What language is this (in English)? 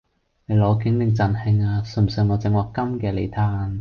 Cantonese